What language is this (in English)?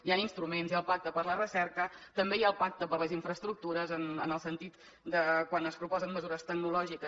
Catalan